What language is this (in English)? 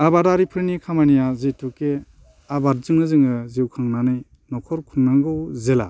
Bodo